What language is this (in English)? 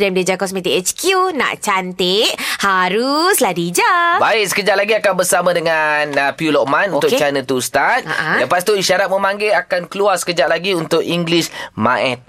Malay